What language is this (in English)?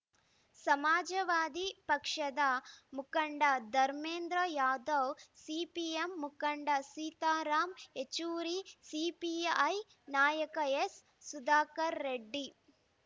Kannada